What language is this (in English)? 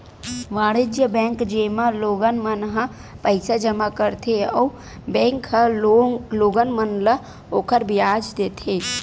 Chhattisgarhi